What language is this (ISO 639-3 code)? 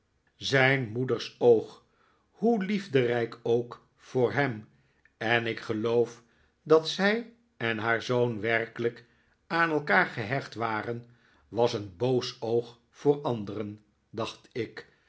nld